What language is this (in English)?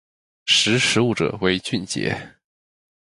Chinese